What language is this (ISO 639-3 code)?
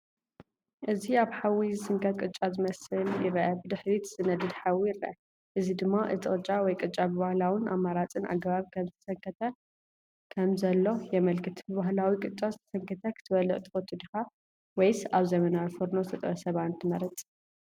tir